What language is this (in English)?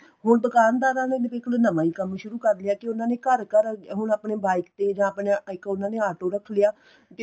Punjabi